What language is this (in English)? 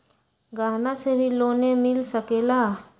Magahi